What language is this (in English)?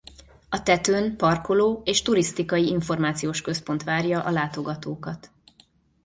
Hungarian